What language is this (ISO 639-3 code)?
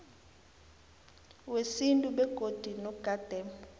nbl